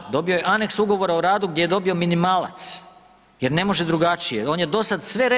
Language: Croatian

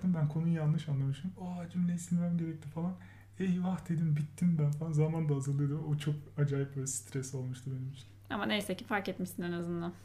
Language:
Turkish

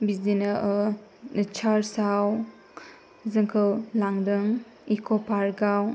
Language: Bodo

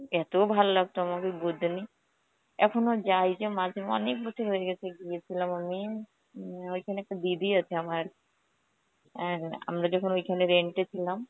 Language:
Bangla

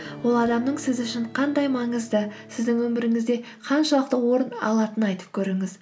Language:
Kazakh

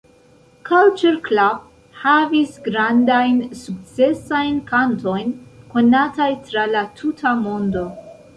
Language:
Esperanto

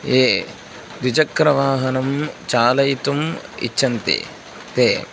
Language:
Sanskrit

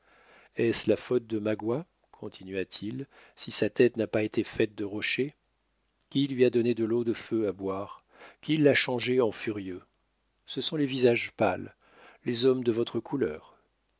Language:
French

